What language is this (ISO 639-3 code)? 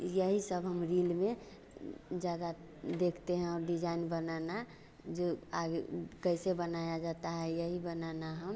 hin